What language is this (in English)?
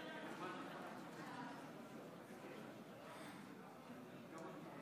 Hebrew